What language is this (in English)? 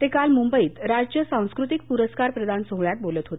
Marathi